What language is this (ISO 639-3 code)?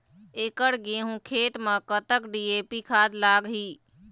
hne